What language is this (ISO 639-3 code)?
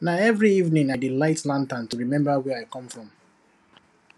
pcm